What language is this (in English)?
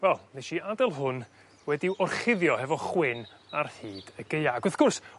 Welsh